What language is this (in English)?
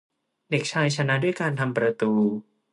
Thai